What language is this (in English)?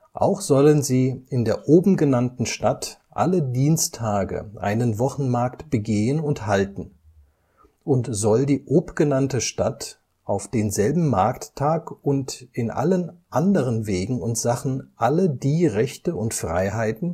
German